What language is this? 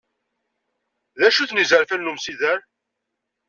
Kabyle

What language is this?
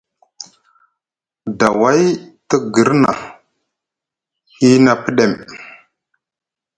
Musgu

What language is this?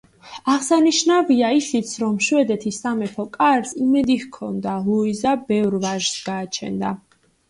Georgian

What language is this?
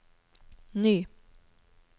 Norwegian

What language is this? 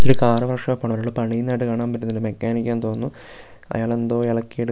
Malayalam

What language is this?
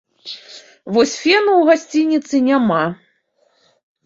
Belarusian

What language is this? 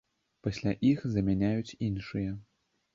Belarusian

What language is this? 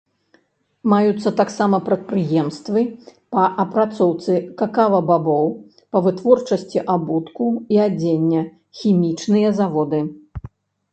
Belarusian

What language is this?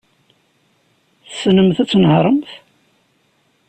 Kabyle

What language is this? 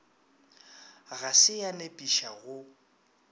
Northern Sotho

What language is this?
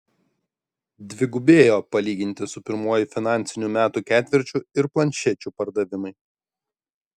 Lithuanian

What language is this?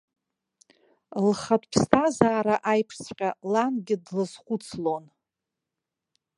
Abkhazian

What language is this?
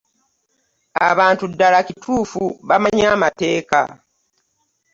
Ganda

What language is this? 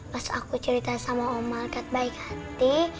Indonesian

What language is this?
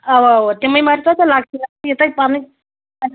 Kashmiri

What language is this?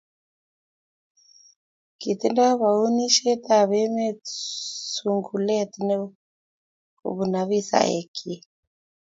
Kalenjin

